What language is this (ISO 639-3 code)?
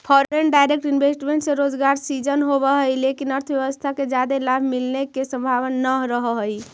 mag